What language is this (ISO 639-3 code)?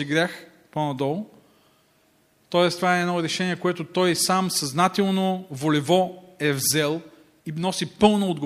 bul